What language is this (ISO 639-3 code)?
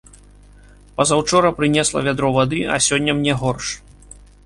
bel